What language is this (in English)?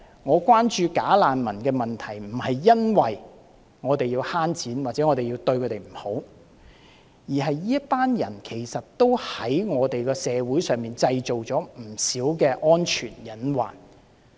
Cantonese